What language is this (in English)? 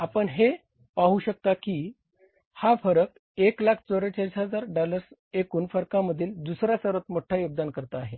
Marathi